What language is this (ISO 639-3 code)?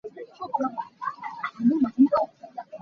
cnh